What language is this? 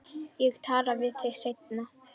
Icelandic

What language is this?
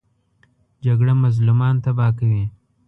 Pashto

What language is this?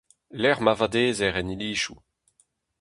Breton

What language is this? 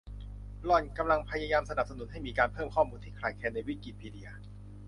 Thai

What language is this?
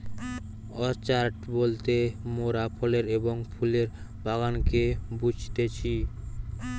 Bangla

